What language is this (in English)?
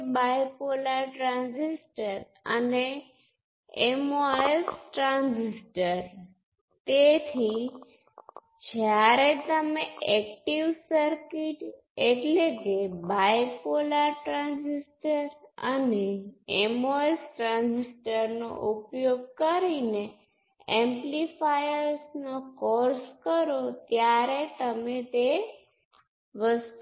Gujarati